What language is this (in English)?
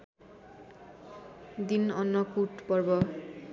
Nepali